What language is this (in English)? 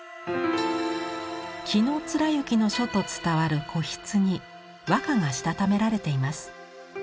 Japanese